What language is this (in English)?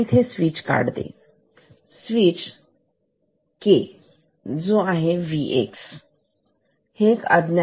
Marathi